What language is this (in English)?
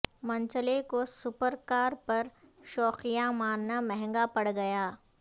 Urdu